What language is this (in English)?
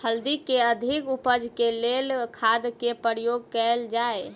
Maithili